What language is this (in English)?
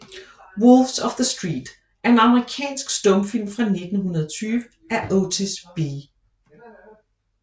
Danish